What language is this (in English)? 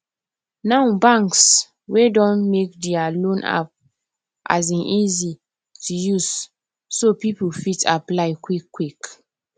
Nigerian Pidgin